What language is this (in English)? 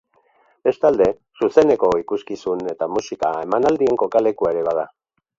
Basque